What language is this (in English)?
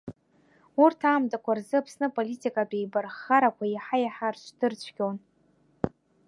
Abkhazian